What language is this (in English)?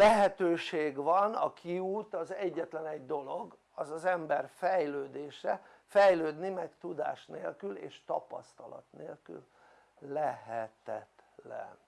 Hungarian